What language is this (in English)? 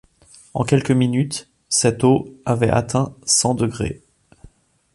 French